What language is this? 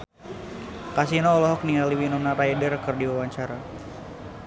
Sundanese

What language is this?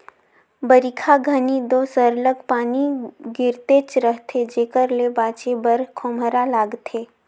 Chhattisgarhi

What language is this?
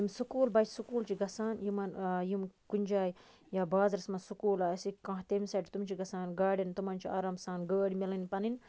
Kashmiri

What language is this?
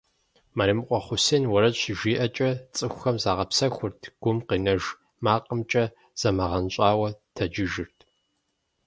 Kabardian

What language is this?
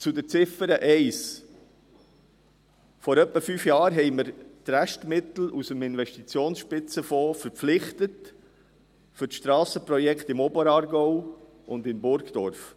Swiss German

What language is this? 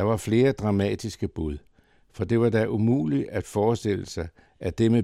Danish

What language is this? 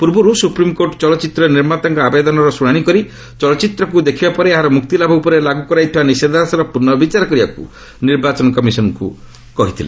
Odia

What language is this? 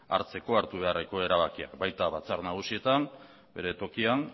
Basque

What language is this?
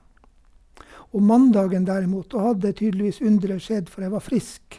Norwegian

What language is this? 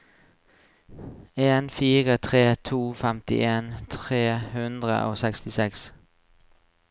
Norwegian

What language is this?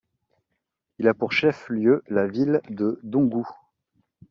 French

